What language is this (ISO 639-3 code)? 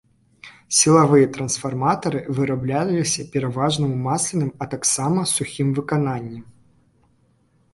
bel